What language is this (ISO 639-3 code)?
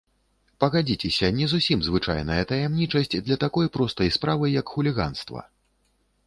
bel